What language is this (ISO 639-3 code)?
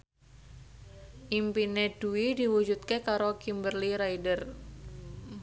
jav